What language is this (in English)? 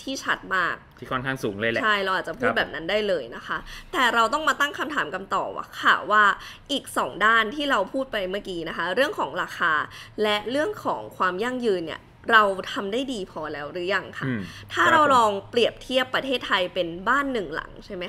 Thai